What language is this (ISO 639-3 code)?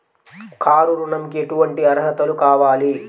tel